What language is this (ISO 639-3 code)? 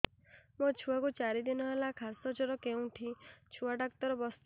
ori